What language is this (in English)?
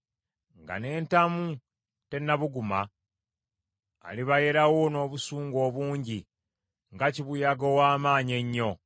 Ganda